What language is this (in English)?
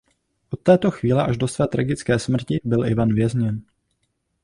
Czech